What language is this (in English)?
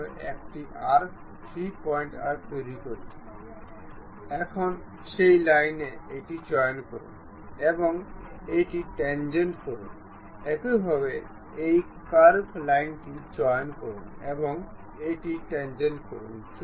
Bangla